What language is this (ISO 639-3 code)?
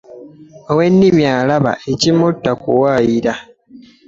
lug